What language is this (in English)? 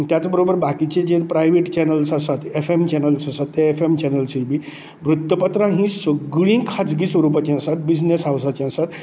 Konkani